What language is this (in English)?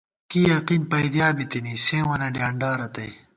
Gawar-Bati